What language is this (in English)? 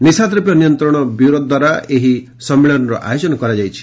Odia